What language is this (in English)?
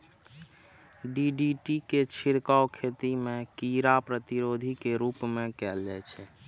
Maithili